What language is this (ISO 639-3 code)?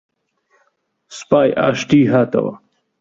ckb